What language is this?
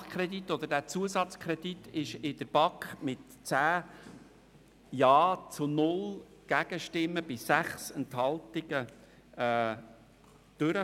Swiss German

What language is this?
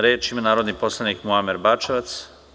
Serbian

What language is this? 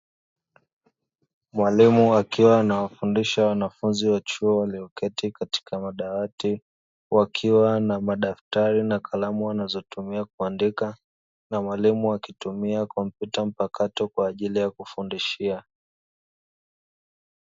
Swahili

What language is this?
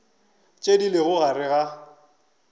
Northern Sotho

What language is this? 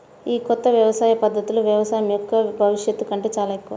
Telugu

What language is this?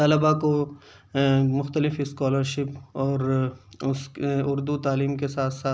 Urdu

